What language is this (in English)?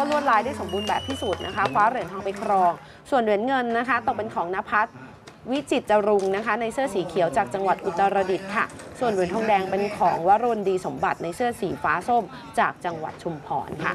Thai